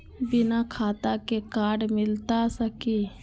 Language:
Magahi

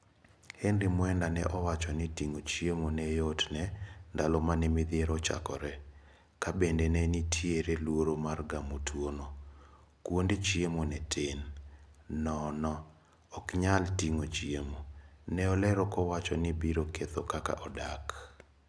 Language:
Luo (Kenya and Tanzania)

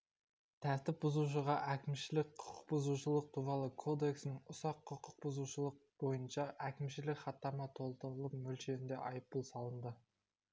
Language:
Kazakh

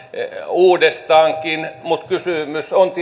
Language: Finnish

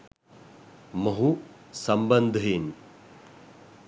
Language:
Sinhala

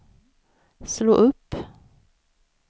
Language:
Swedish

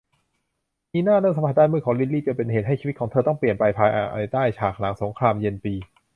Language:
Thai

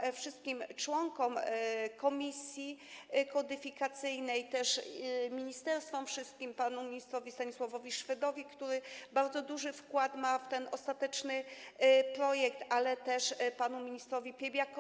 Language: Polish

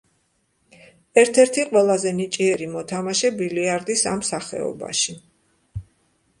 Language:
Georgian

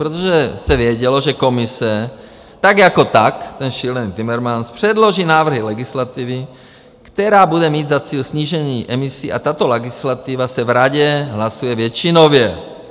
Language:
Czech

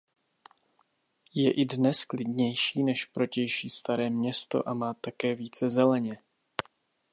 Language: Czech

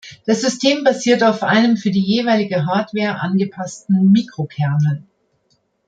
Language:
German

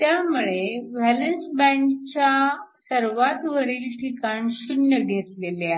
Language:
Marathi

